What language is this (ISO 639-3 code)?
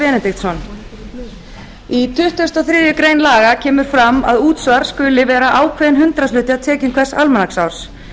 isl